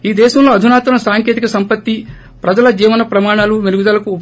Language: Telugu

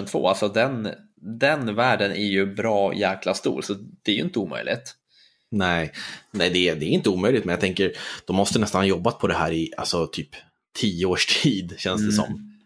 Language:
Swedish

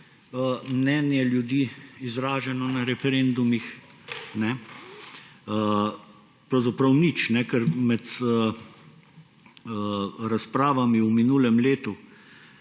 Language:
Slovenian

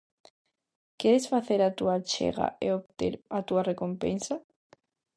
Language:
Galician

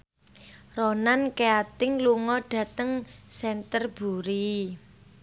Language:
Javanese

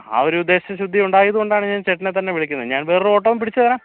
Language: Malayalam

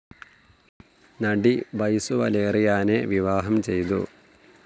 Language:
Malayalam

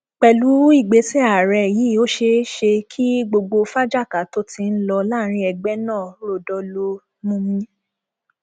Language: Yoruba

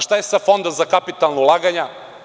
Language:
Serbian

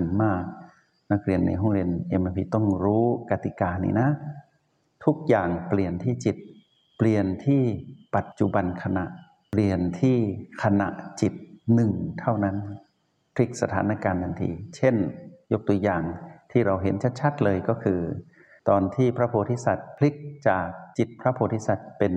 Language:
Thai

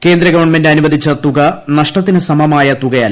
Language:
Malayalam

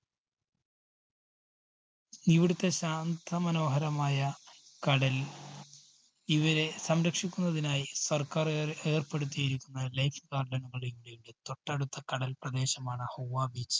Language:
Malayalam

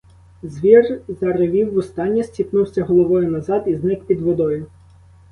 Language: Ukrainian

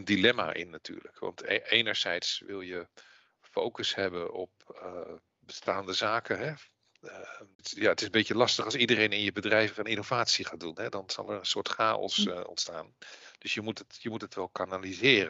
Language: Dutch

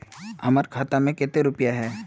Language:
Magahi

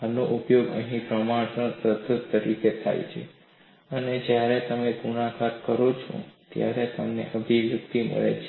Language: Gujarati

